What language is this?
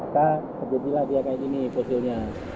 Indonesian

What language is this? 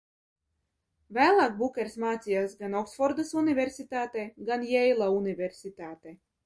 Latvian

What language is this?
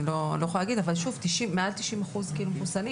Hebrew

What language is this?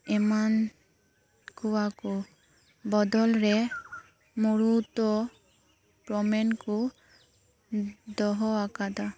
Santali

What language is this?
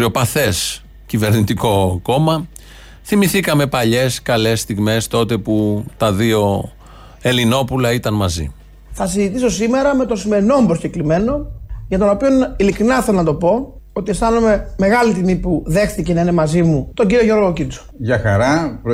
Greek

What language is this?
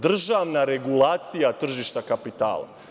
Serbian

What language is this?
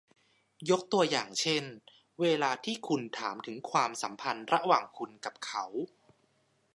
Thai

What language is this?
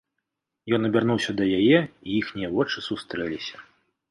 Belarusian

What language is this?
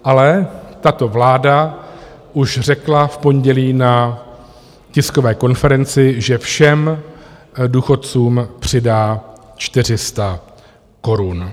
Czech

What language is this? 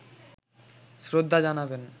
Bangla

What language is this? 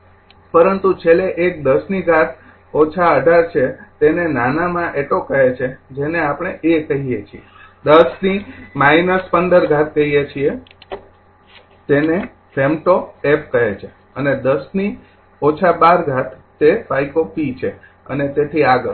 Gujarati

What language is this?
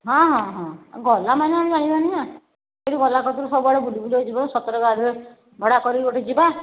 Odia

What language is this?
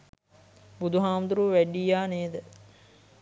Sinhala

